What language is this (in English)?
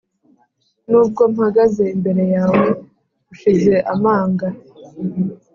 Kinyarwanda